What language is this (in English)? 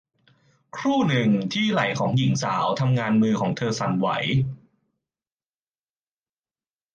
Thai